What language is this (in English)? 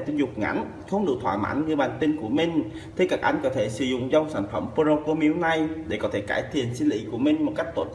Vietnamese